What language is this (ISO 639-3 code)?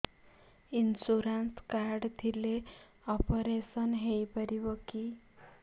ori